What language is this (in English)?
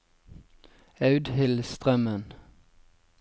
Norwegian